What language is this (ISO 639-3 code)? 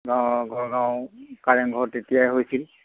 asm